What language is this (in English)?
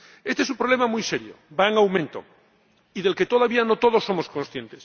Spanish